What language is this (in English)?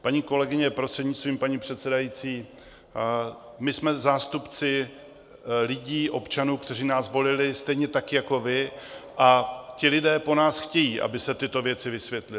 Czech